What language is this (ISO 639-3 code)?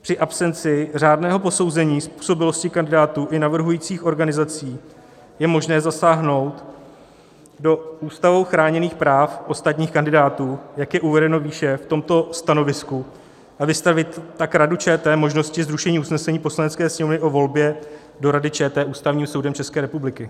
ces